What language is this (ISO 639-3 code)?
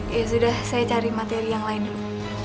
ind